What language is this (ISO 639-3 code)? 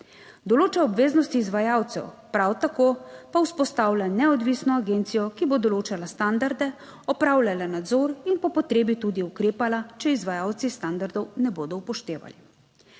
slv